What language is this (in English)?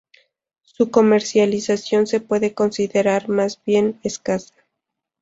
Spanish